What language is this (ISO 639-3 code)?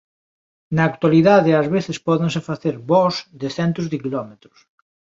glg